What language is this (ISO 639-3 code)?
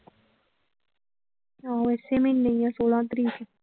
pan